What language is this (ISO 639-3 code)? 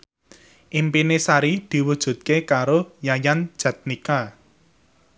jav